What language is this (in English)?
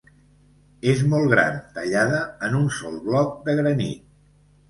Catalan